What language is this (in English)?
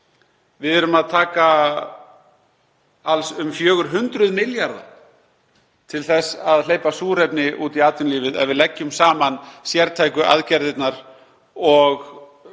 Icelandic